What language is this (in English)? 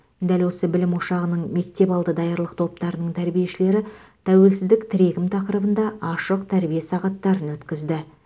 Kazakh